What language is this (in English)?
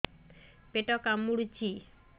Odia